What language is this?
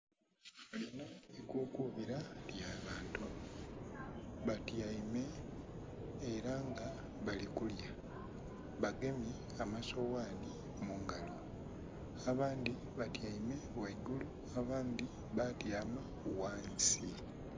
Soga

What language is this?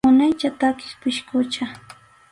Arequipa-La Unión Quechua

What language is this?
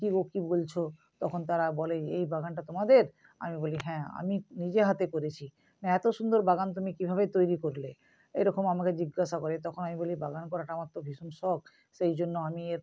Bangla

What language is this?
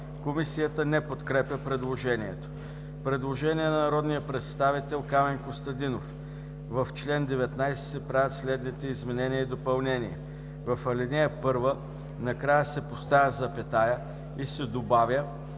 Bulgarian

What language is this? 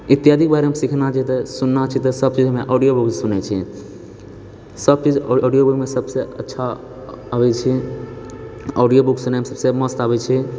Maithili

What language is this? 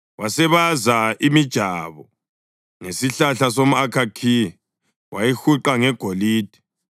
North Ndebele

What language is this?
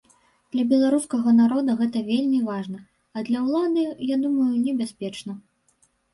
Belarusian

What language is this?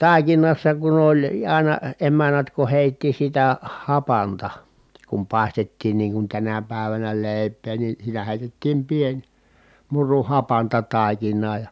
Finnish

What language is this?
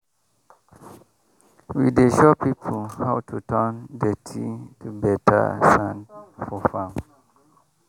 Nigerian Pidgin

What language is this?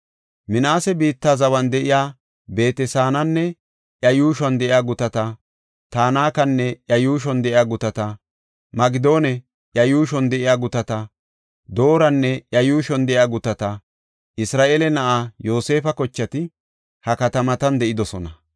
Gofa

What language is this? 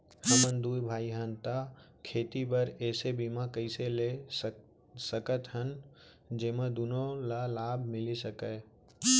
Chhattisgarhi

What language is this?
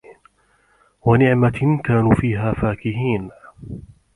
Arabic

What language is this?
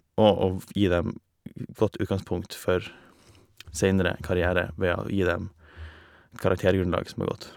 Norwegian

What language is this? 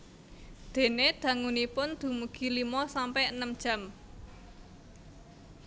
Javanese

